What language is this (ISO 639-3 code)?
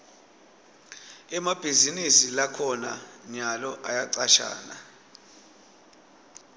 ssw